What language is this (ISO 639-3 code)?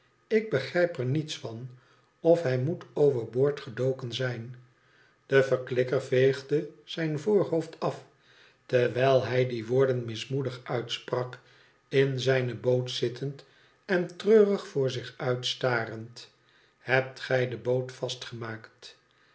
nld